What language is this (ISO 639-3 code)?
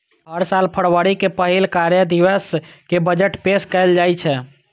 mai